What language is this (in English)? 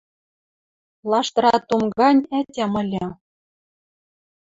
Western Mari